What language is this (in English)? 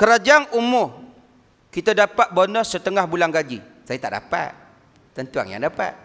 Malay